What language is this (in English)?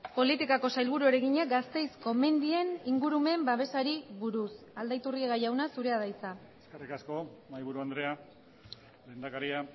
Basque